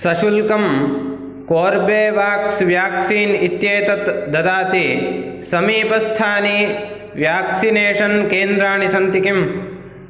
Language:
Sanskrit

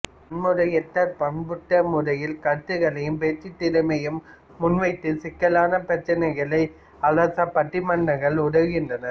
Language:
Tamil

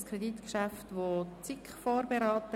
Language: Swiss German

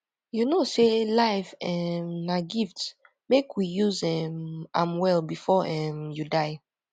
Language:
Nigerian Pidgin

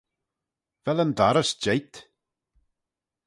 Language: Manx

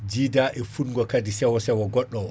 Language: Fula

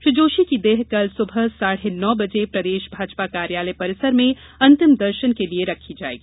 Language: Hindi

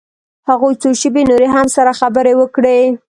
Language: Pashto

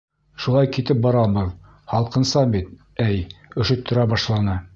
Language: Bashkir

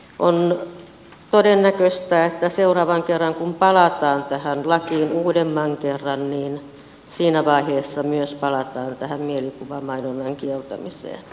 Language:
Finnish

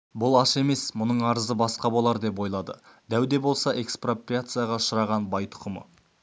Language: Kazakh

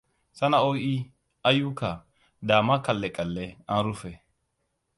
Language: Hausa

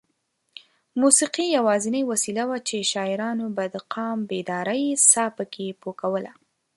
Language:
Pashto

